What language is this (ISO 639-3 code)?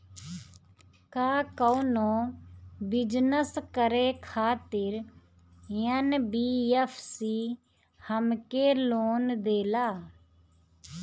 bho